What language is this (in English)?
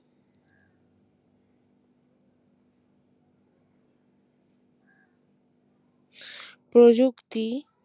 Bangla